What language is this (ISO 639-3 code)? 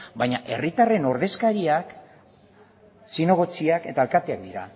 eus